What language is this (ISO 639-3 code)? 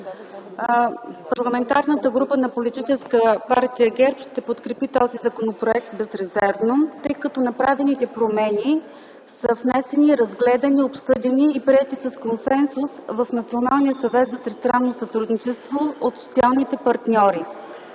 bul